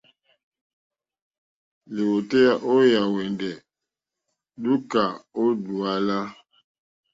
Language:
Mokpwe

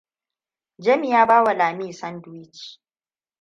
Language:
Hausa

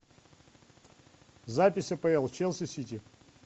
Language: Russian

